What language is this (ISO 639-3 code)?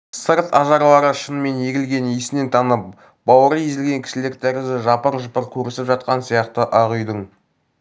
kaz